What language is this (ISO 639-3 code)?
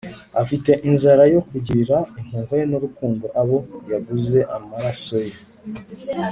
kin